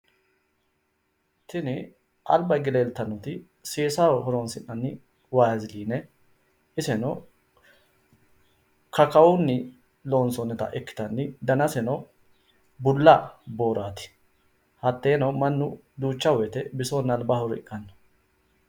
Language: Sidamo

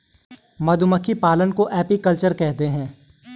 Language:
Hindi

